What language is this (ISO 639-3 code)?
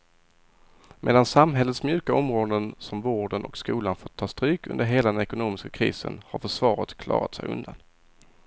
swe